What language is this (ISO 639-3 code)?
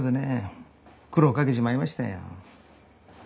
jpn